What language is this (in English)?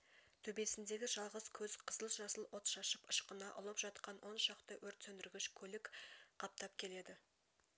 Kazakh